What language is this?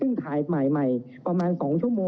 Thai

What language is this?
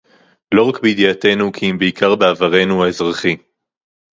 Hebrew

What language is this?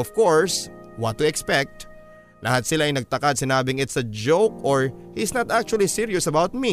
Filipino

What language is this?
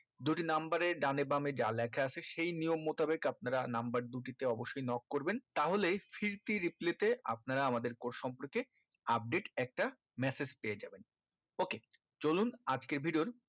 Bangla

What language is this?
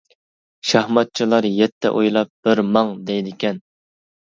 Uyghur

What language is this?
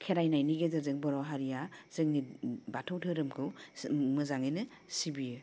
Bodo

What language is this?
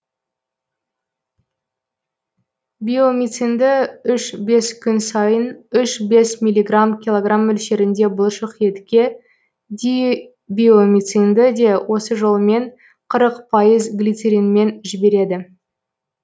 Kazakh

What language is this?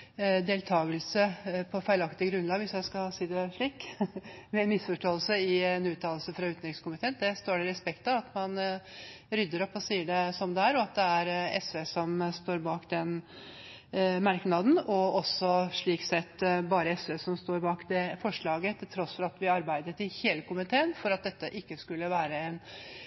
Norwegian Bokmål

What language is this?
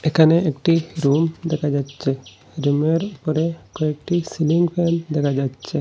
Bangla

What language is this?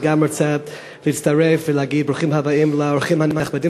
Hebrew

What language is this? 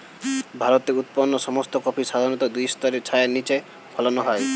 Bangla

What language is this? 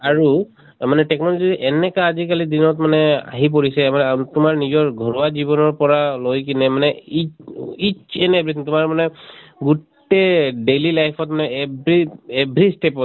Assamese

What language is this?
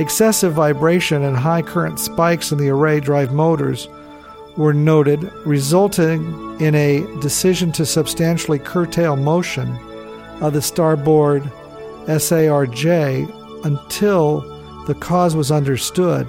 English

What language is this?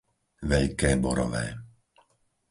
Slovak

